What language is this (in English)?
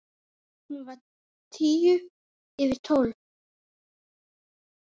Icelandic